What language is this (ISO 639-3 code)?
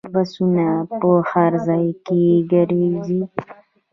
pus